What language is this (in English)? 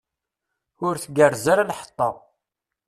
Kabyle